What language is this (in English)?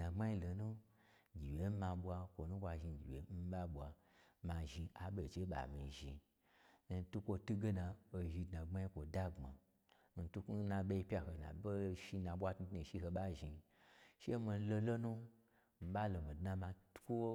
Gbagyi